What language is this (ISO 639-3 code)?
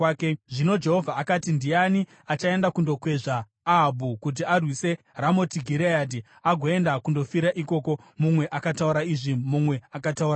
sna